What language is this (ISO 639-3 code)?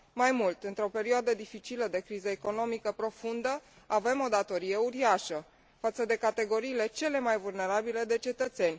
ron